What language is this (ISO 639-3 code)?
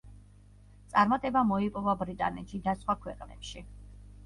kat